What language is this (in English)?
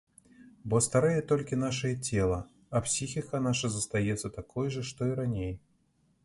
Belarusian